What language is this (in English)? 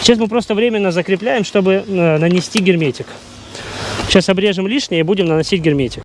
Russian